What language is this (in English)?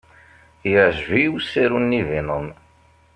Kabyle